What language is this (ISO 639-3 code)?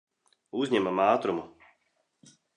lav